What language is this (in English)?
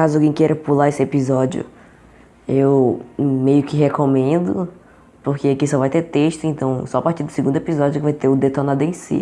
Portuguese